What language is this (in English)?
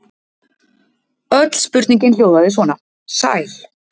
Icelandic